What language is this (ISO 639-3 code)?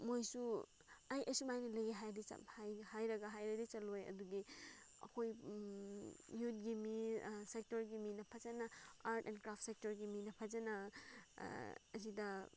mni